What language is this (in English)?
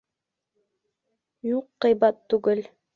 Bashkir